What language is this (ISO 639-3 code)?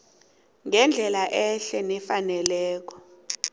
nbl